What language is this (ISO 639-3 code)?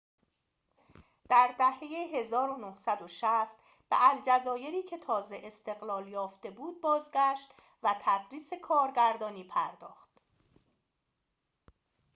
fas